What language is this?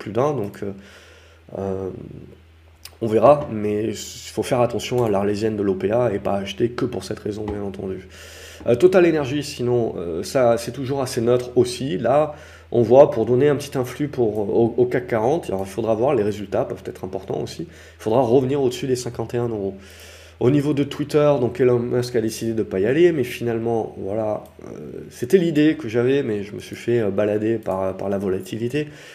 French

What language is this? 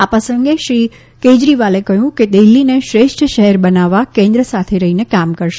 Gujarati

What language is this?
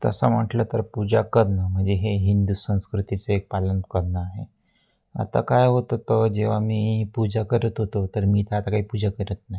Marathi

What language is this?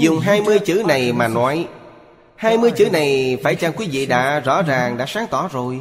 Vietnamese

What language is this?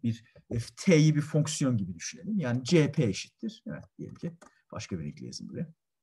Turkish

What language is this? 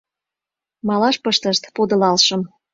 Mari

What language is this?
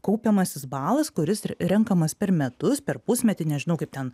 Lithuanian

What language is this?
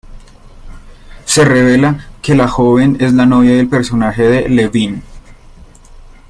Spanish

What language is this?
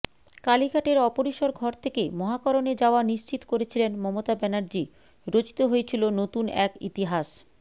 Bangla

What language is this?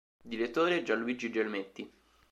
Italian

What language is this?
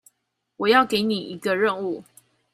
Chinese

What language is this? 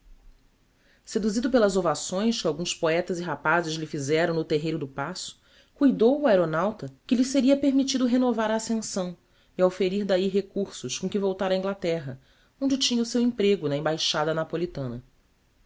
Portuguese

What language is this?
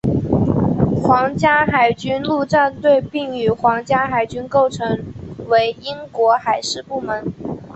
Chinese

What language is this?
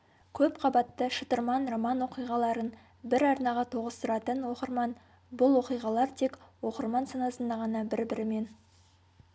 Kazakh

